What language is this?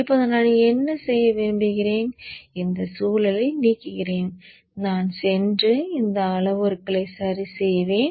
Tamil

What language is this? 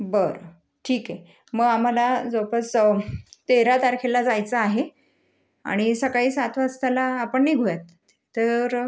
Marathi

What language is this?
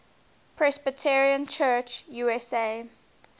English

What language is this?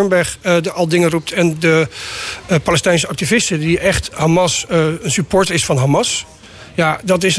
Dutch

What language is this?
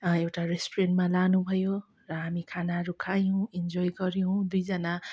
Nepali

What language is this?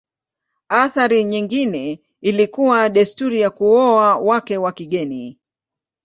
Swahili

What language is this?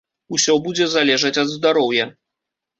Belarusian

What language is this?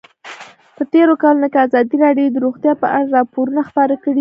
Pashto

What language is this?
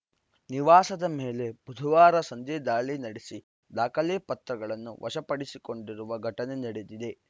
Kannada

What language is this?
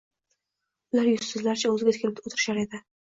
Uzbek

